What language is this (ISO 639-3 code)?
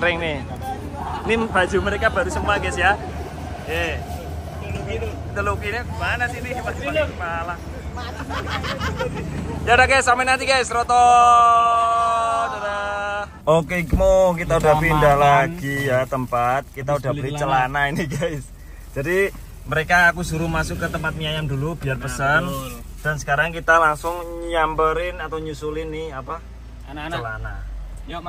ind